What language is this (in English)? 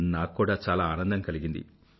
Telugu